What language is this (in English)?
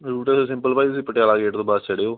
Punjabi